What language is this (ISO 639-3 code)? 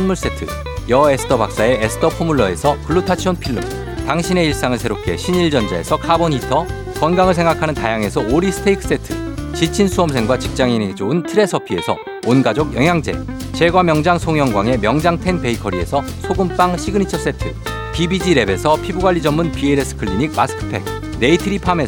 kor